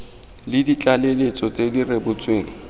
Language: Tswana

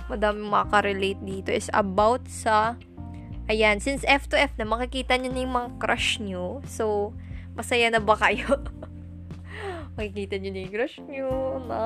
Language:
Filipino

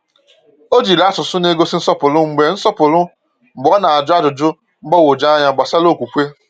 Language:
Igbo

